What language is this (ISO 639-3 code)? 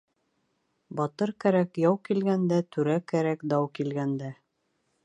bak